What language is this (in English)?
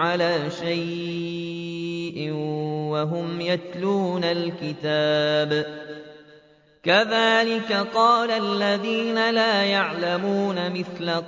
Arabic